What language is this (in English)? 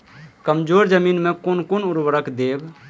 Maithili